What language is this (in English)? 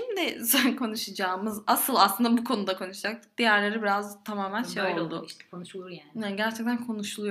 Turkish